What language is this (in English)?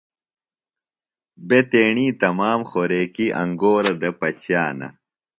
Phalura